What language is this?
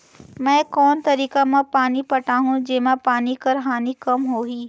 Chhattisgarhi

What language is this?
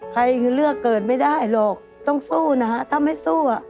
Thai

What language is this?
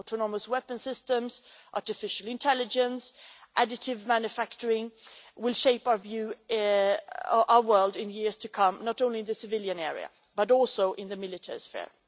English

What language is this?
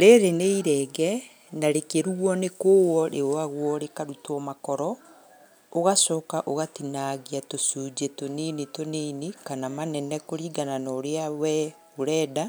Kikuyu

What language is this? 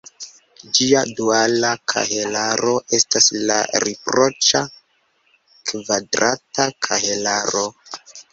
Esperanto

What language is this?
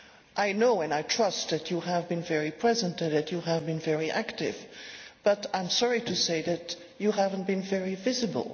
English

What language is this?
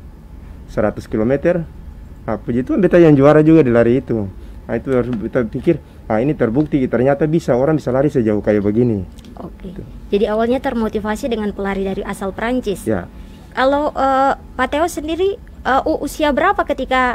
Indonesian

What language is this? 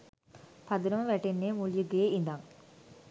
Sinhala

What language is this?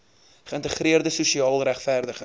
Afrikaans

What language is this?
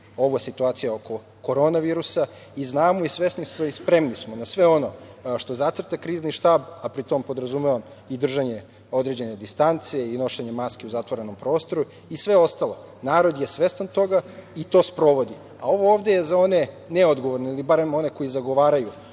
Serbian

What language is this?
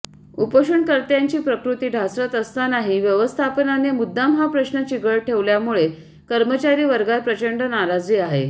Marathi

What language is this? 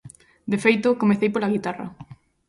Galician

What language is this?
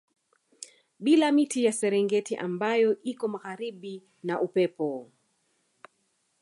Swahili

